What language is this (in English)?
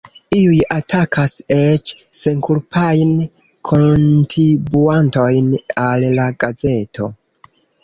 Esperanto